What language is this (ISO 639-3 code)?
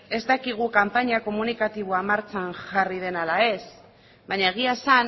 eus